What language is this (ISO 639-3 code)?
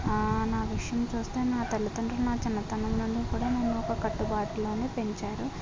tel